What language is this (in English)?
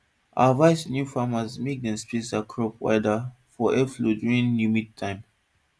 Nigerian Pidgin